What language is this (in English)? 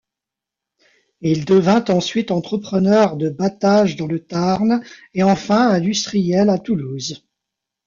French